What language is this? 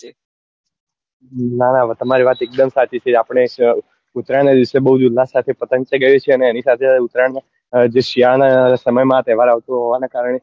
Gujarati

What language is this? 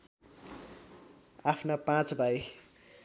Nepali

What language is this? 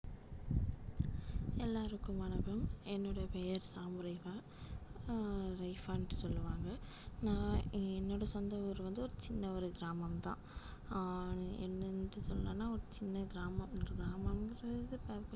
Tamil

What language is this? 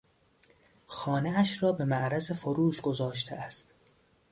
Persian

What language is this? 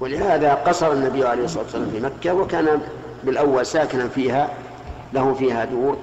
Arabic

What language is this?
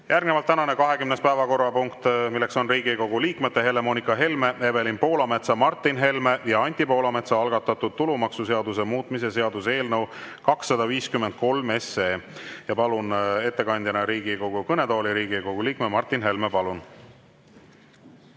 Estonian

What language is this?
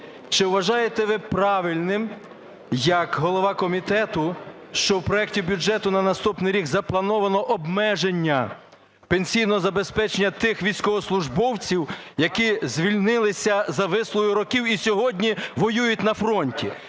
Ukrainian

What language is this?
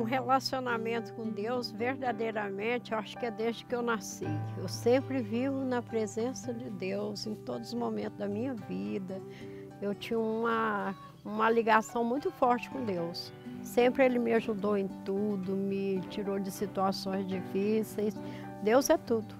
Portuguese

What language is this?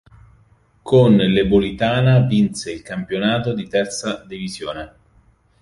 Italian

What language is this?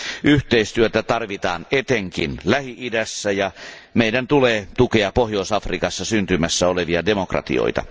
Finnish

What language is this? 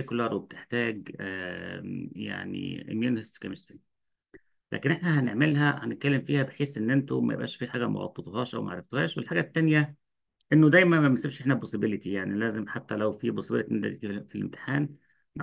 Arabic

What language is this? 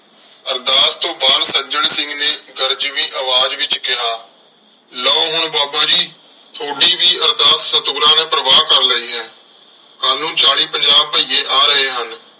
Punjabi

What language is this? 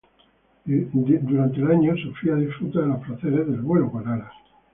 Spanish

